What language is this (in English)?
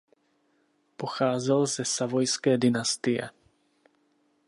Czech